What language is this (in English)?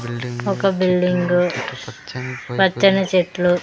Telugu